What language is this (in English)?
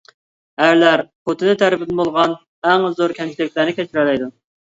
Uyghur